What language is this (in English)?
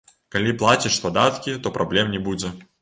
Belarusian